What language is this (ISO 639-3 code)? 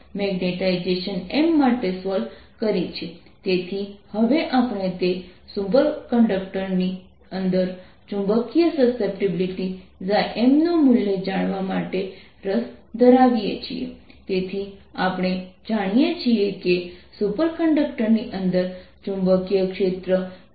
guj